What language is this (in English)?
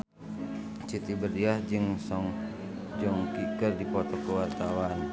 Sundanese